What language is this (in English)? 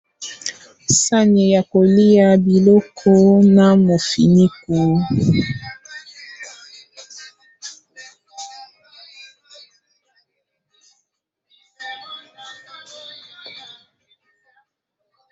Lingala